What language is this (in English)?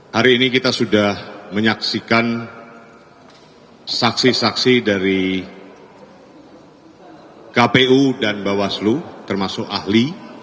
Indonesian